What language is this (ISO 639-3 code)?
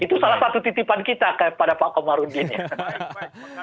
ind